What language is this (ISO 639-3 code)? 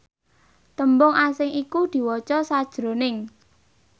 jav